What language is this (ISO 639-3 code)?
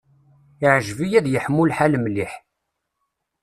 kab